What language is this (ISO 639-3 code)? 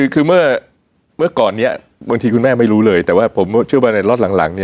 tha